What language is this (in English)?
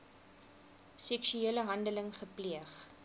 Afrikaans